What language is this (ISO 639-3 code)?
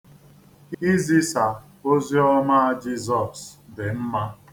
ibo